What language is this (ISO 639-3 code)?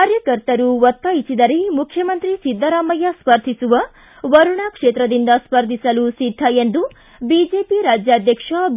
kan